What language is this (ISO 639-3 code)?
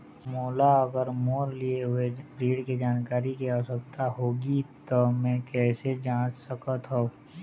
hne